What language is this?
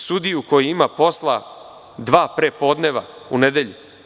Serbian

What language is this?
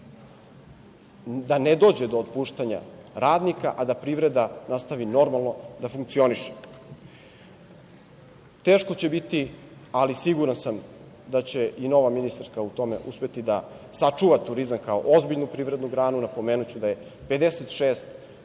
Serbian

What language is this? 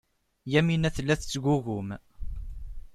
Kabyle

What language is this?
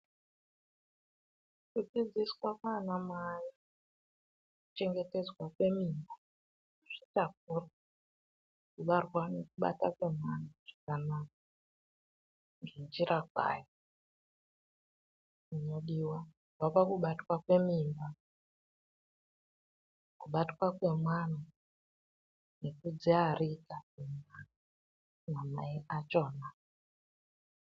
Ndau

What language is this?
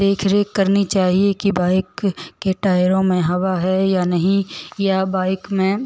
Hindi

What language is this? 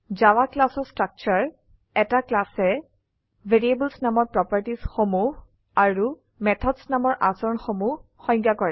Assamese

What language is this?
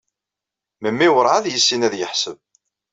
Kabyle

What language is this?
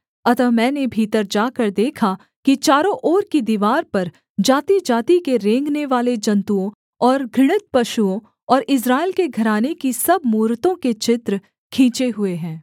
Hindi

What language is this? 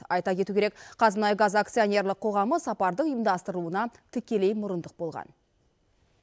Kazakh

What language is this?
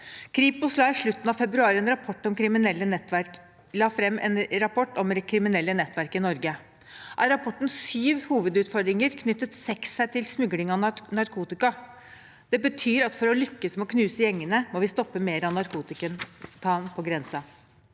Norwegian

